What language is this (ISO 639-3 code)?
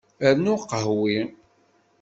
kab